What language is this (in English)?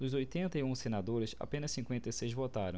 Portuguese